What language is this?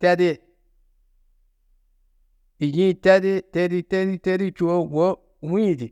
Tedaga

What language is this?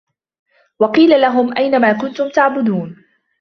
Arabic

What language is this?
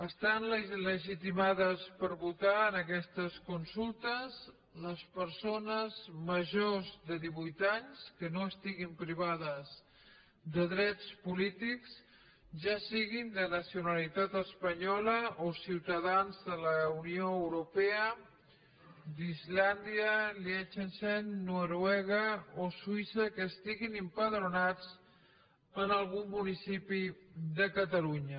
Catalan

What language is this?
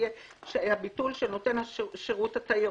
Hebrew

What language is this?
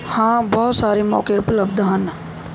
Punjabi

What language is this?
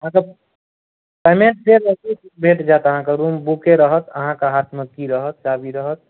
Maithili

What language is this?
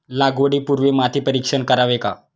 Marathi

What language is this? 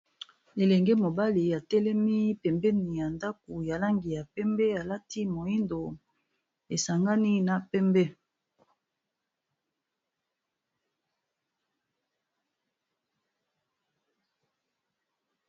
Lingala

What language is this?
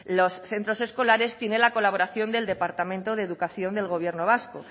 Spanish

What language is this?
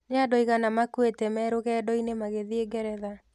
Kikuyu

